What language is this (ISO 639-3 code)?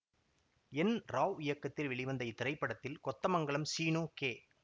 tam